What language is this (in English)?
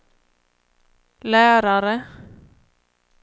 Swedish